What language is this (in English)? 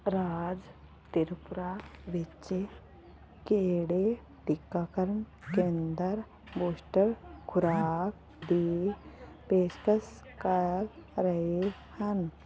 Punjabi